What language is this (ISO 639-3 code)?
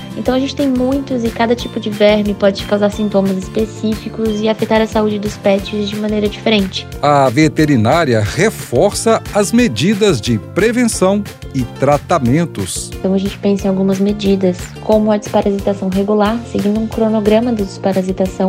por